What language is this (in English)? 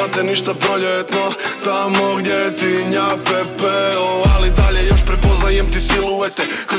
Croatian